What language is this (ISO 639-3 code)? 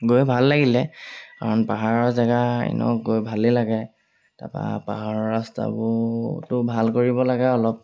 asm